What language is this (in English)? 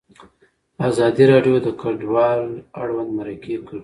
Pashto